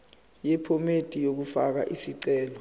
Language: Zulu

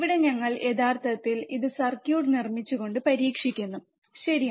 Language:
Malayalam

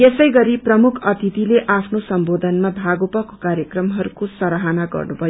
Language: Nepali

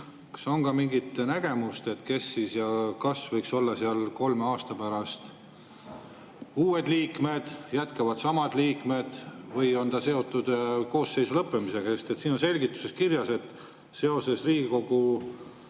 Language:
Estonian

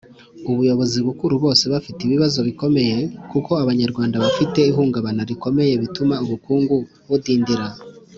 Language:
Kinyarwanda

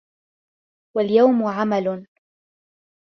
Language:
Arabic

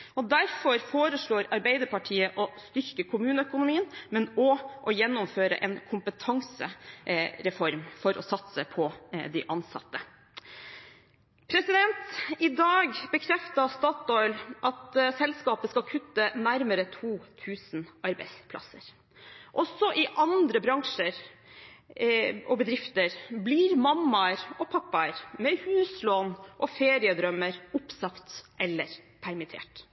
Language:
Norwegian Bokmål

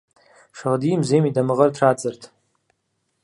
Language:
Kabardian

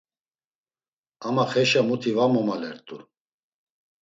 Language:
Laz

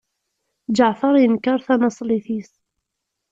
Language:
Kabyle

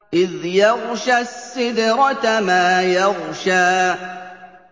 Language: Arabic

